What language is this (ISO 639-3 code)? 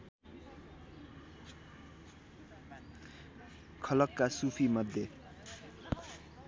nep